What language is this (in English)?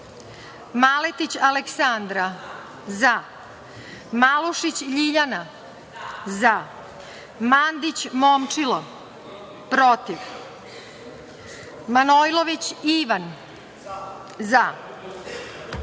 Serbian